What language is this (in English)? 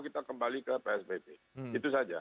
Indonesian